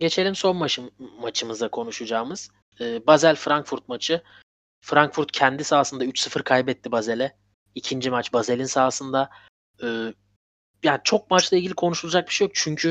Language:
Turkish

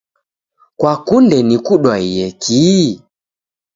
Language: Taita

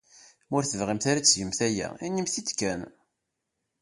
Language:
Kabyle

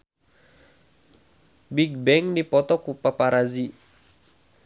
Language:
Sundanese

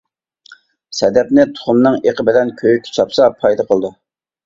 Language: Uyghur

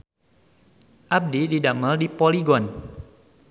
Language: Sundanese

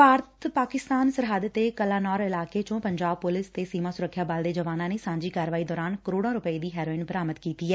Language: Punjabi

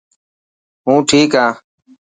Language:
Dhatki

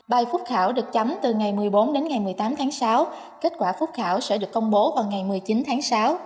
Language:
Vietnamese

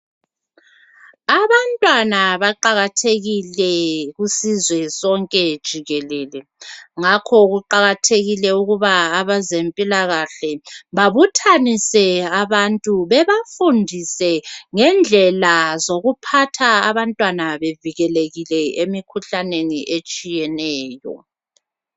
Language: North Ndebele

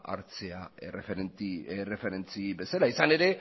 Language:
Basque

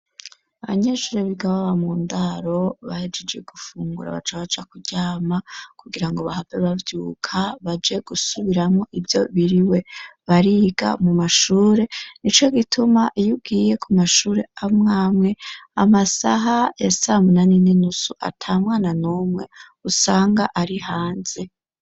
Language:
Rundi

